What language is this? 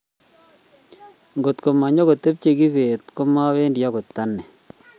Kalenjin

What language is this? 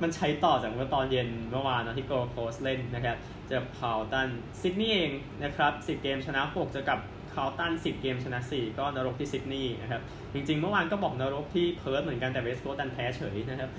Thai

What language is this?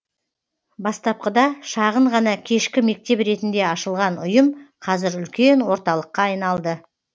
Kazakh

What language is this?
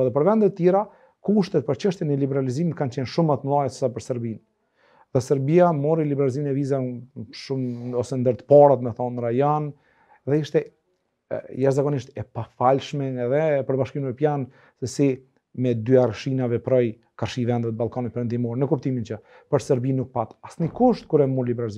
Romanian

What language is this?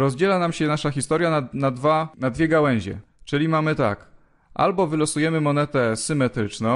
Polish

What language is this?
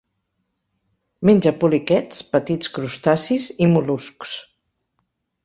Catalan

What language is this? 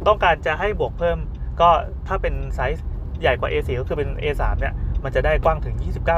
Thai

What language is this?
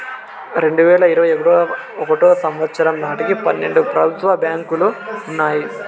Telugu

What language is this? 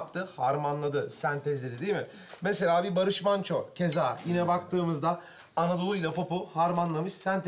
Turkish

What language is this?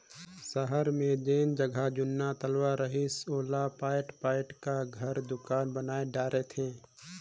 Chhattisgarhi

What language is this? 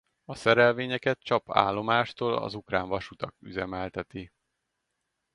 Hungarian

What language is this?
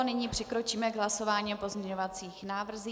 Czech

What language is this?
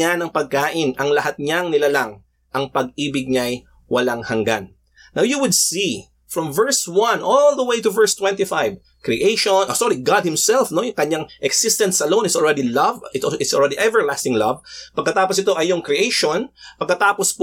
Filipino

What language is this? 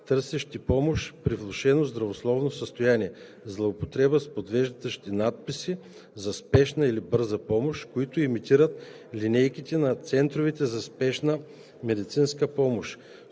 Bulgarian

